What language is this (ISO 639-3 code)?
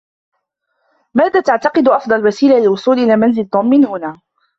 ara